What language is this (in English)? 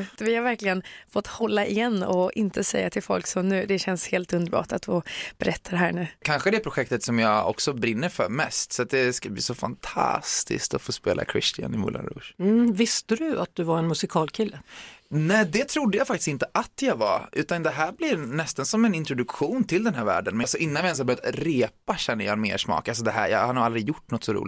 Swedish